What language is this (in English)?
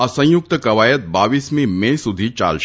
Gujarati